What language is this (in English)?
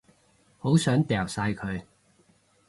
Cantonese